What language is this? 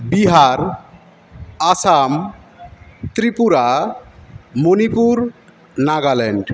Bangla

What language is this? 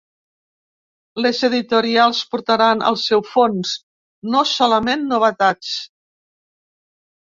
Catalan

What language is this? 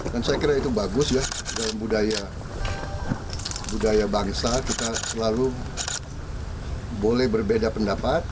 Indonesian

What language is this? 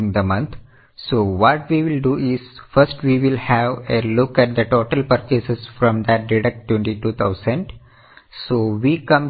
Malayalam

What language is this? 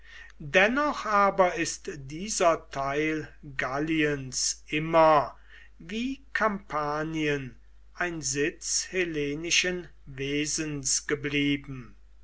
German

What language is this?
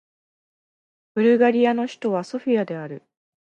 Japanese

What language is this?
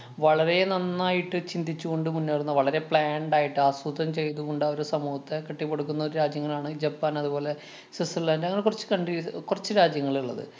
Malayalam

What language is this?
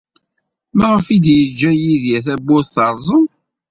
Kabyle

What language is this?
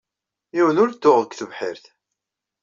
Kabyle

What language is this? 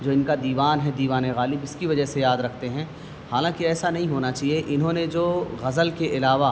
Urdu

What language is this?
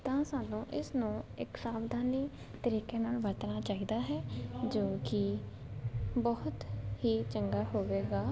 Punjabi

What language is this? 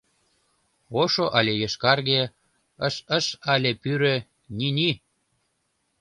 Mari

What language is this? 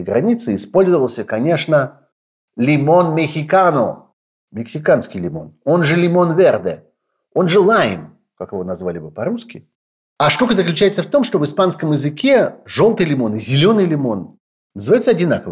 Russian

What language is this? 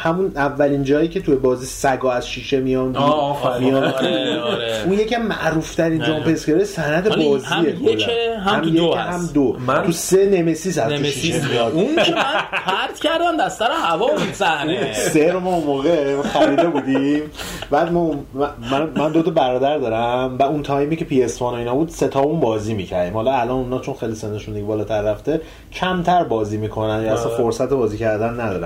Persian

